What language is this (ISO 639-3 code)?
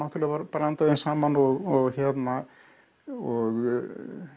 isl